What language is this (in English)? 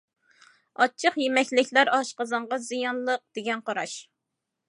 Uyghur